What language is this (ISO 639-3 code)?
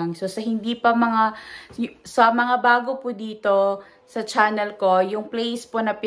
fil